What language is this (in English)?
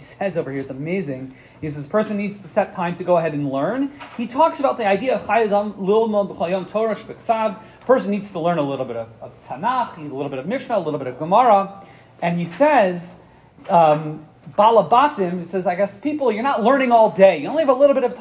English